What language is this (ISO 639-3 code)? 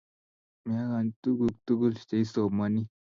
kln